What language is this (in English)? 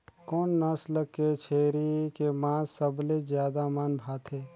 Chhattisgarhi